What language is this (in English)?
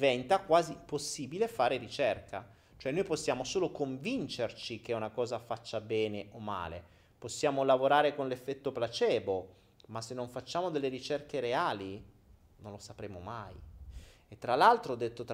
Italian